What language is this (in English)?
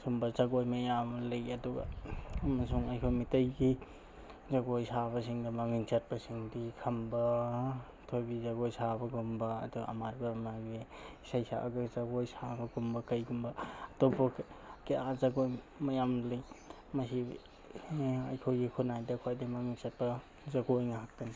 Manipuri